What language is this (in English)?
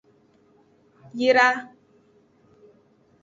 Aja (Benin)